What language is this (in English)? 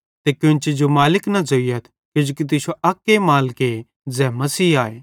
Bhadrawahi